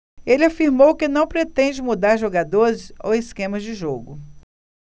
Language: Portuguese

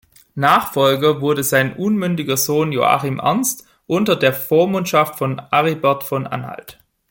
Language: German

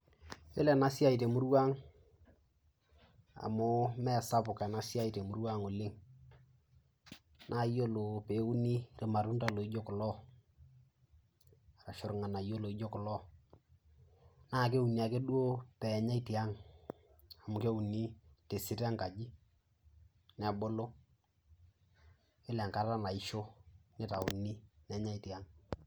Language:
Masai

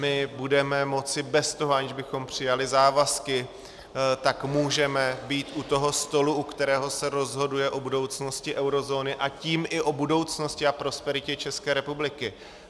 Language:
Czech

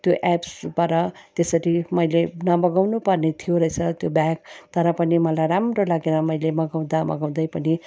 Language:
Nepali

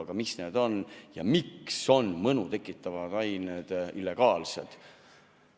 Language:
Estonian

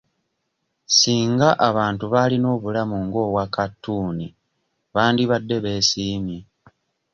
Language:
Ganda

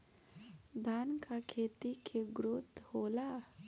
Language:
Bhojpuri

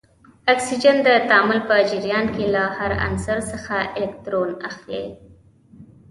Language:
Pashto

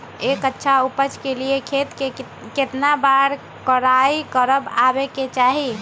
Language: Magahi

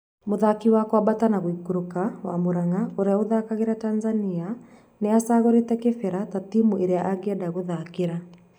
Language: Kikuyu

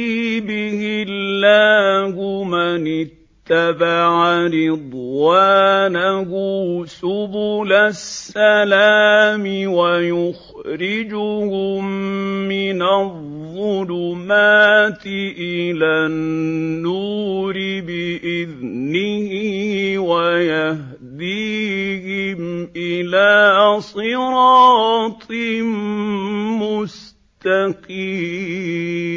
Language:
Arabic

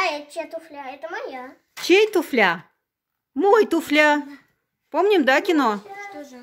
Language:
Russian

